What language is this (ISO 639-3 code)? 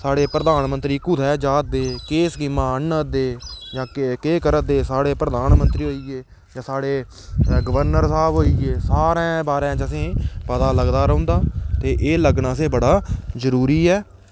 doi